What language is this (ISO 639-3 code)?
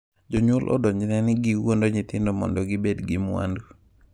luo